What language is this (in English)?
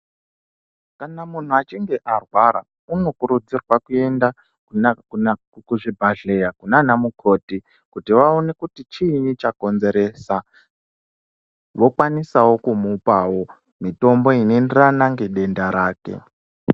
Ndau